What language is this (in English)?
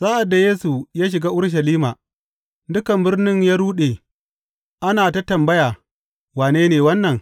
Hausa